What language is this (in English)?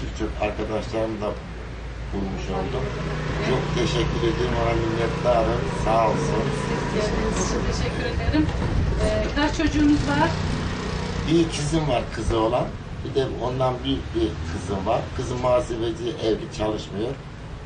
Turkish